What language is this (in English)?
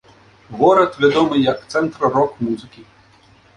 Belarusian